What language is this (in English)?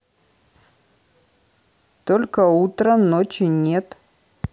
Russian